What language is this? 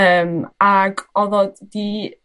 Welsh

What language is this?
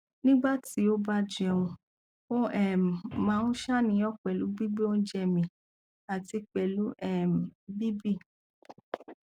Yoruba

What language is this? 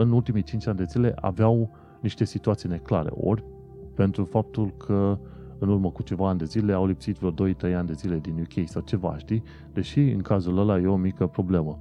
Romanian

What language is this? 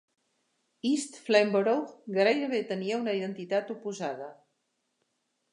Catalan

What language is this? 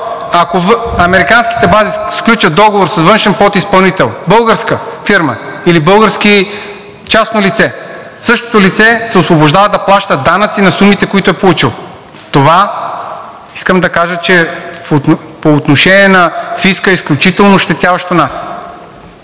Bulgarian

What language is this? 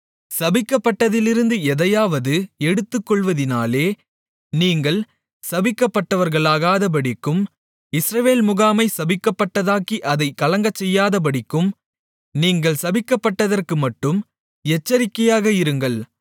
Tamil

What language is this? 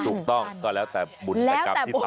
Thai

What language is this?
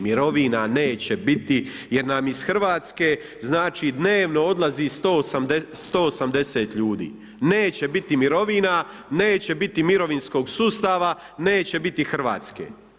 Croatian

